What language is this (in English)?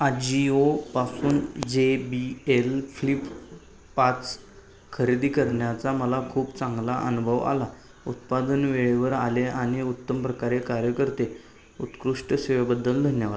Marathi